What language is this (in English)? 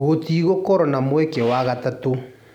Kikuyu